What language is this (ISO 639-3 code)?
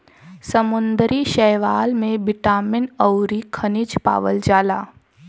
bho